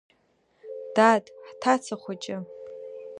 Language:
Abkhazian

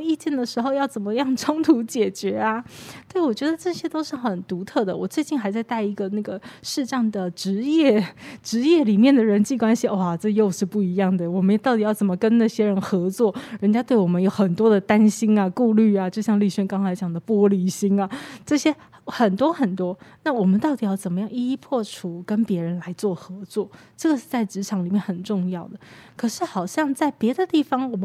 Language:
Chinese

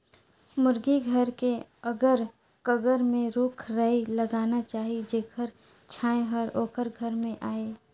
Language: Chhattisgarhi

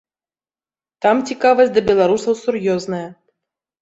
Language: Belarusian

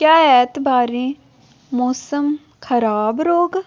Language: Dogri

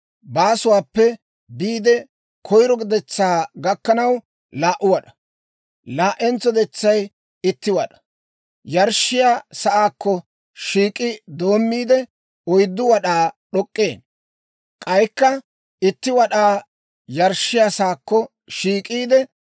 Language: Dawro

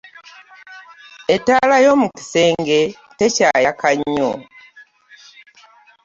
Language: Ganda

